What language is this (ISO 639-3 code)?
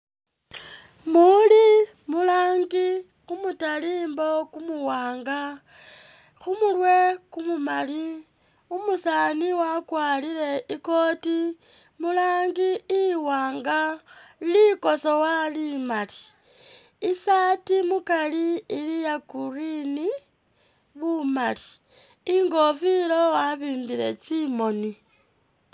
myx